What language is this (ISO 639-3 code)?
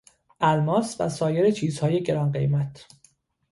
fas